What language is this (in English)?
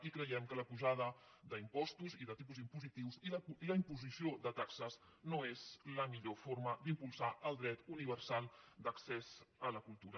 Catalan